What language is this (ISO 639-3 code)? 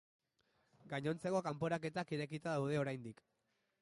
eus